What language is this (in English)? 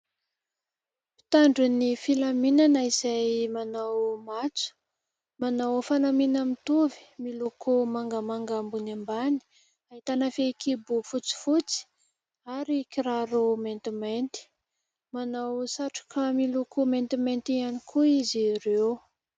Malagasy